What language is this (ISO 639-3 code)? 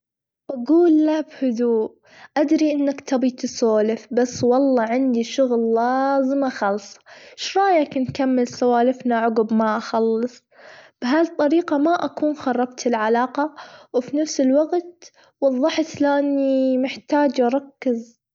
afb